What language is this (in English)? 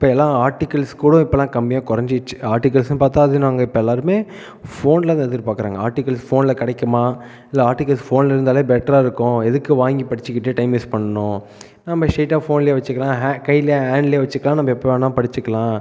Tamil